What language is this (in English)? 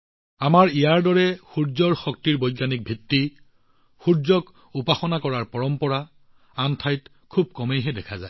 Assamese